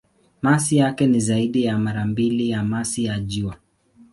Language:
Swahili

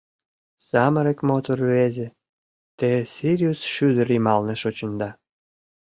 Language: Mari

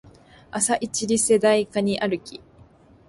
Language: Japanese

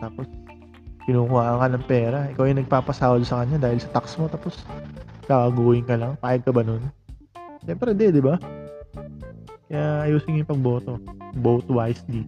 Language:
Filipino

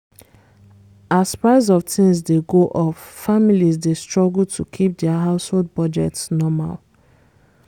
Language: Nigerian Pidgin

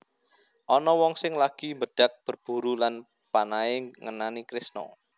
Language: Javanese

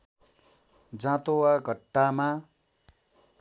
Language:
Nepali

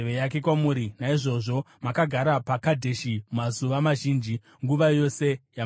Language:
Shona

